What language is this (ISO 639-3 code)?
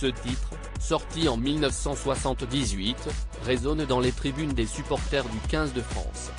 fra